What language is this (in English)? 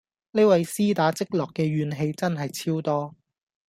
Cantonese